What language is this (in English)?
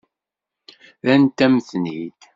Kabyle